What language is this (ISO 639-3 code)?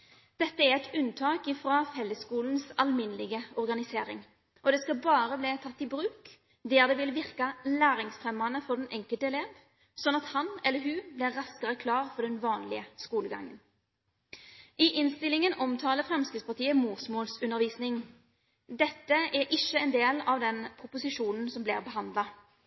nob